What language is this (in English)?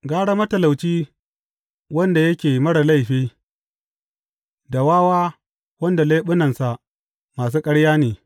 Hausa